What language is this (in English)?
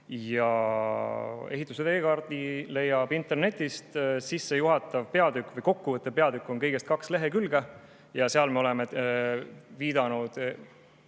Estonian